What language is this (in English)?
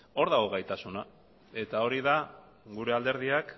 Basque